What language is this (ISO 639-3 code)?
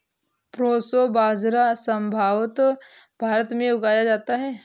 hin